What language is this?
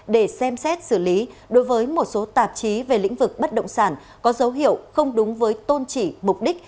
Vietnamese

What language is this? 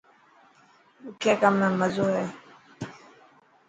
Dhatki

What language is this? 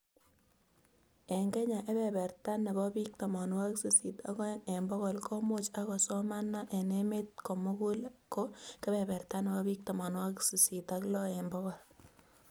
Kalenjin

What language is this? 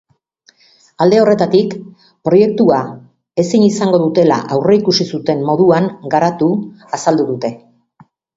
Basque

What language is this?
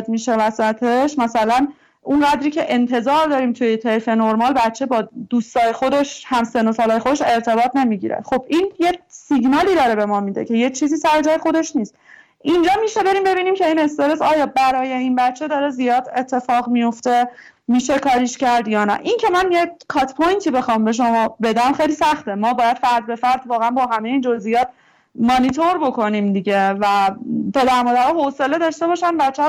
Persian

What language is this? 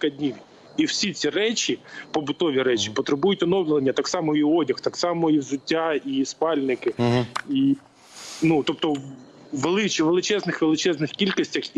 Ukrainian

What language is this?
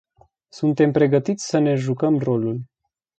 Romanian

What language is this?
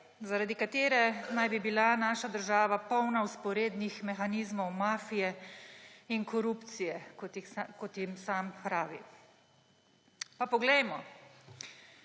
Slovenian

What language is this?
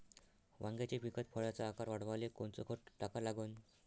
Marathi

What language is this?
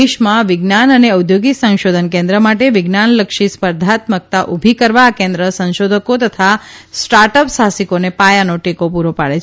Gujarati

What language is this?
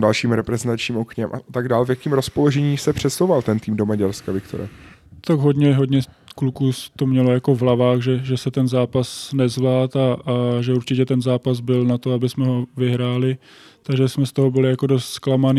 Czech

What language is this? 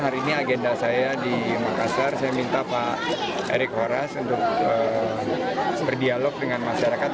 Indonesian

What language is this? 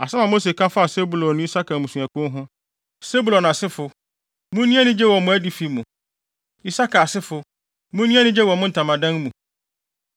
Akan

